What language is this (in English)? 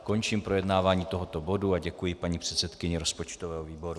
Czech